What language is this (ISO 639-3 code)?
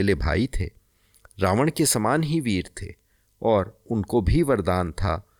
hin